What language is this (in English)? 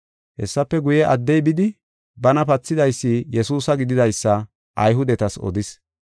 Gofa